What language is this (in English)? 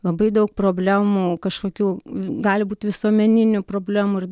Lithuanian